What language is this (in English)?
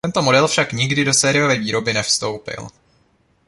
Czech